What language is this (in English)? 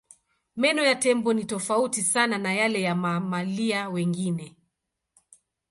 Swahili